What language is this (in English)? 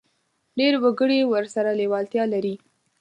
Pashto